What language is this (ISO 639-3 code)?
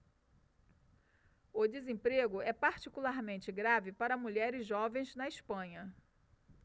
por